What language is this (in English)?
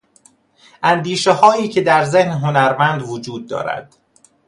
Persian